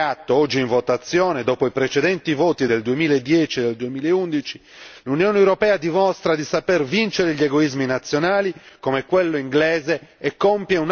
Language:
Italian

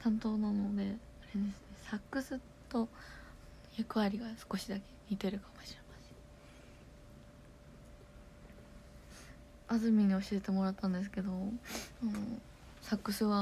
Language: Japanese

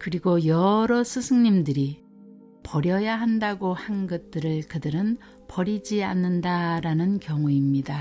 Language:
Korean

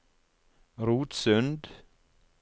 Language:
Norwegian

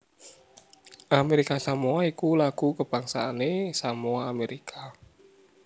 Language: Javanese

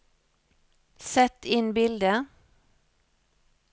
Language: Norwegian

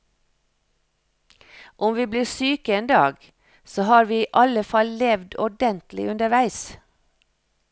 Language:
Norwegian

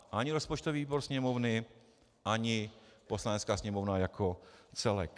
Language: Czech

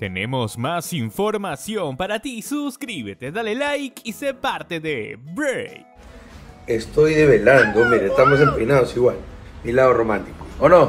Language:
Spanish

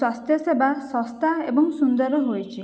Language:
Odia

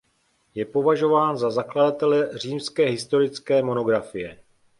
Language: Czech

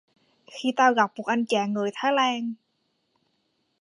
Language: Vietnamese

